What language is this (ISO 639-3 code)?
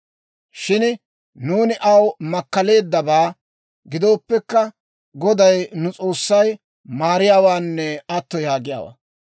dwr